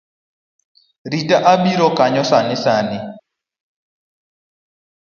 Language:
Luo (Kenya and Tanzania)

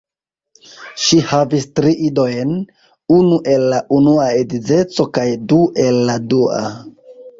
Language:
Esperanto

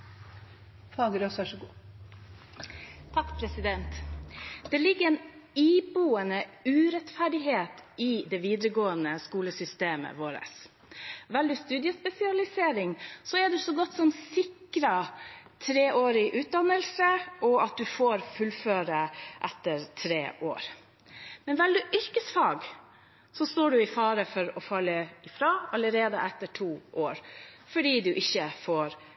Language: Norwegian Bokmål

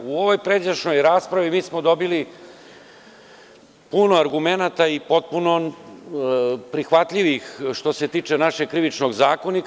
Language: Serbian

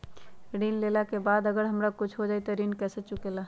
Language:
Magahi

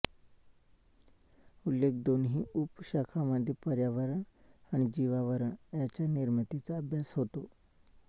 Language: Marathi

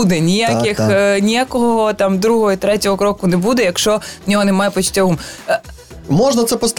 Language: Ukrainian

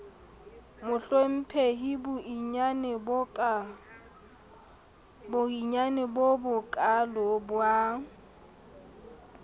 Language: Southern Sotho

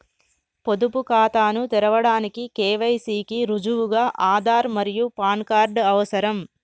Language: Telugu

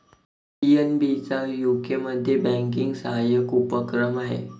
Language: Marathi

